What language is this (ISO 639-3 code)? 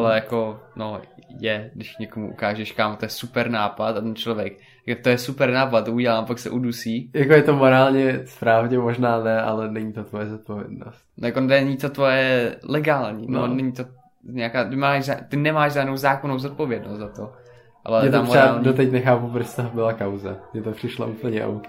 ces